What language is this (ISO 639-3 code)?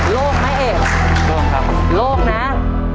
tha